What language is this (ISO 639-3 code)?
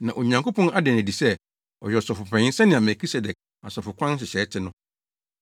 aka